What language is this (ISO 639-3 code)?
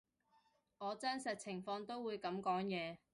yue